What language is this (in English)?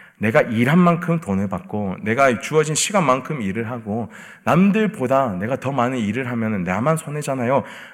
Korean